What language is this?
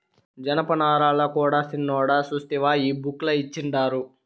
Telugu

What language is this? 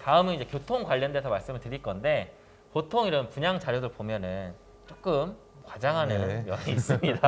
Korean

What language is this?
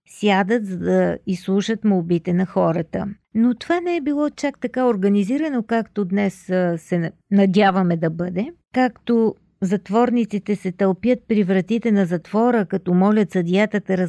Bulgarian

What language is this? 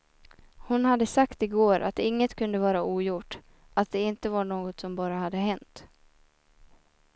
Swedish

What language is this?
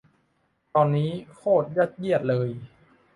Thai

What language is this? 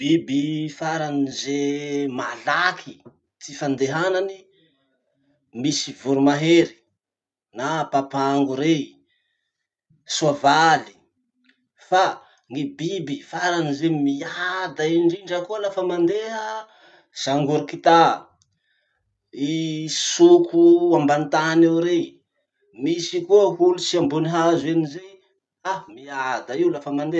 Masikoro Malagasy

